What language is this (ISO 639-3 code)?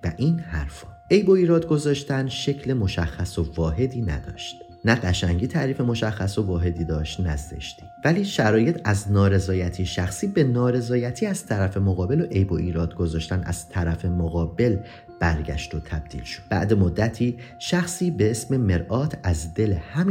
fas